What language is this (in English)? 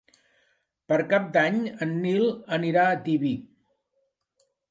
Catalan